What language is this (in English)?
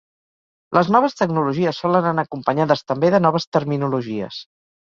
Catalan